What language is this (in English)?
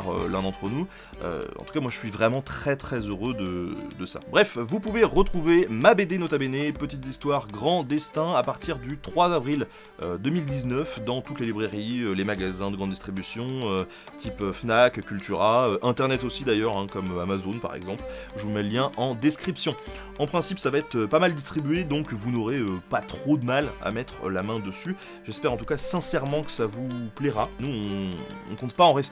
French